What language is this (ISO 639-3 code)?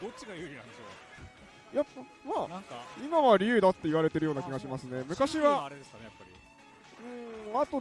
jpn